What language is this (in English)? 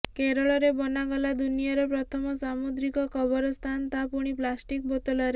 Odia